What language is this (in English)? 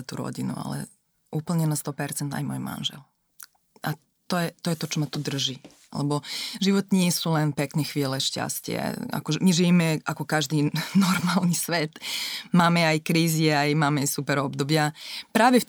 Slovak